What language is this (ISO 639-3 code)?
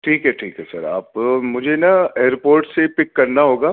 urd